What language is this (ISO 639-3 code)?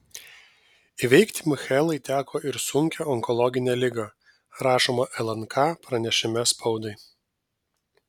lit